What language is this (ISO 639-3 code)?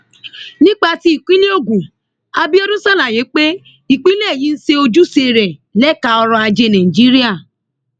yor